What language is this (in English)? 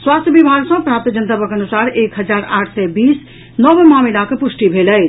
Maithili